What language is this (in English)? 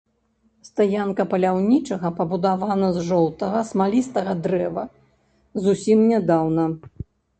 Belarusian